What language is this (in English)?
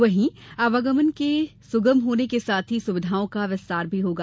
Hindi